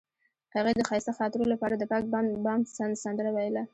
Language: Pashto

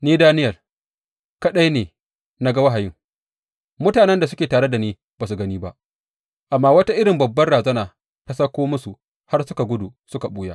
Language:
Hausa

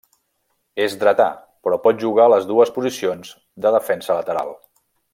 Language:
Catalan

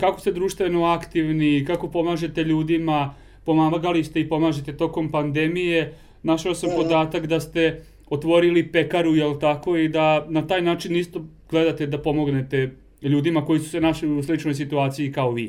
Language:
Croatian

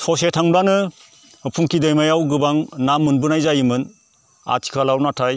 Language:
Bodo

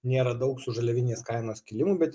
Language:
Lithuanian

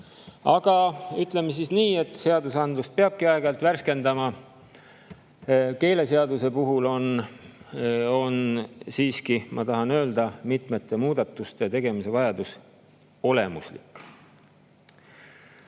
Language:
Estonian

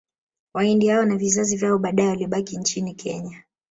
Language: Swahili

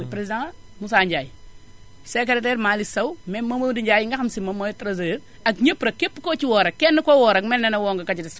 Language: Wolof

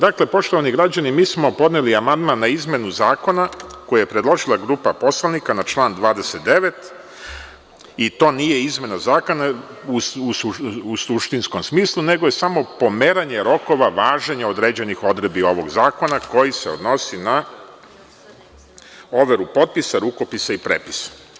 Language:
Serbian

